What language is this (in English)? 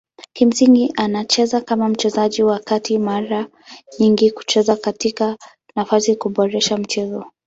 Swahili